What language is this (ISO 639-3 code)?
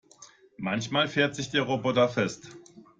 deu